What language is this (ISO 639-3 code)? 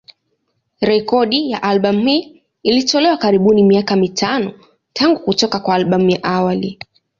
swa